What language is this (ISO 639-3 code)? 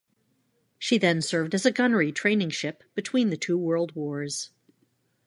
eng